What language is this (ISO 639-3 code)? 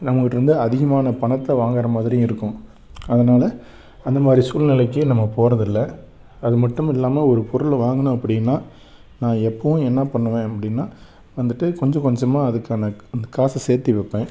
tam